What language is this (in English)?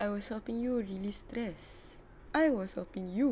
English